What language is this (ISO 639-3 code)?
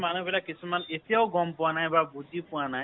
asm